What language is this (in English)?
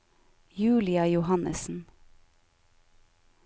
Norwegian